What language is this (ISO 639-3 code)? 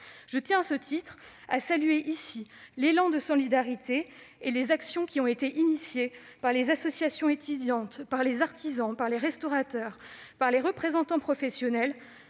fra